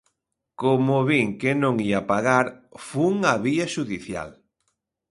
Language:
Galician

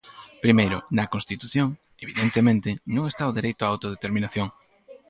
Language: Galician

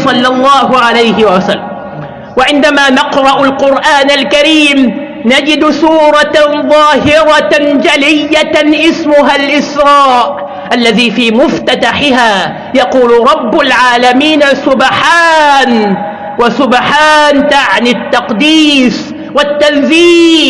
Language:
Arabic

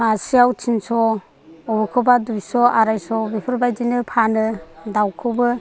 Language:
Bodo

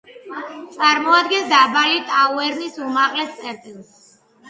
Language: Georgian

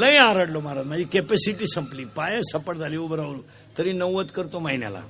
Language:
Marathi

